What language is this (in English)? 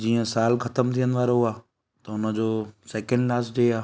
Sindhi